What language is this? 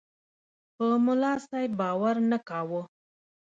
Pashto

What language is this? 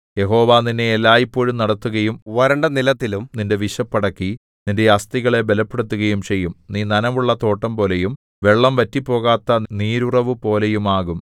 Malayalam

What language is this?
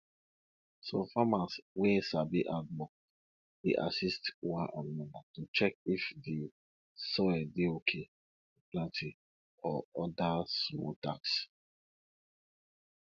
Nigerian Pidgin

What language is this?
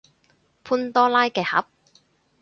Cantonese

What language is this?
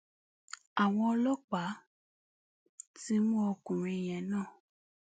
Yoruba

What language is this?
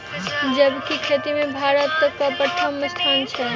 Maithili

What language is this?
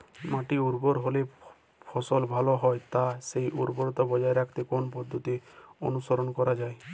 Bangla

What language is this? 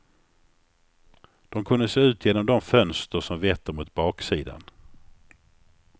Swedish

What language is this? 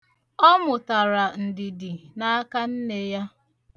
Igbo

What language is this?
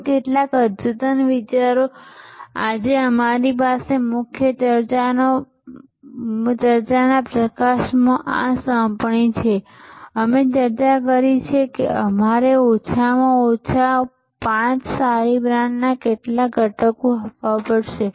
Gujarati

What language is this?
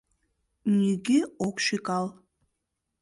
Mari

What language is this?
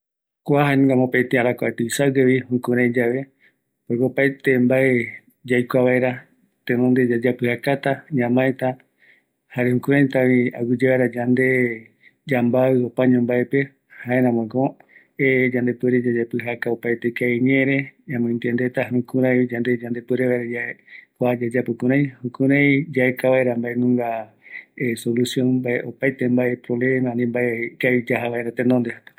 Eastern Bolivian Guaraní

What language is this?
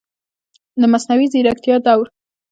Pashto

